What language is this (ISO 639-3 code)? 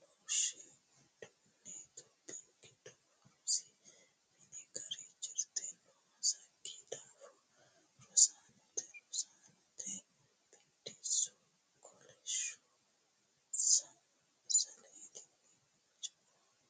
sid